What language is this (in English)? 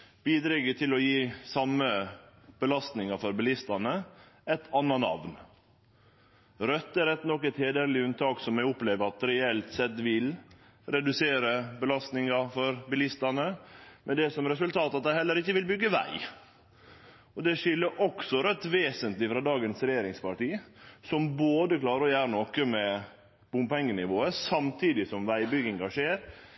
Norwegian Nynorsk